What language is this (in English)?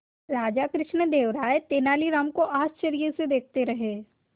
Hindi